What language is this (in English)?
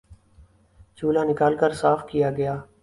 Urdu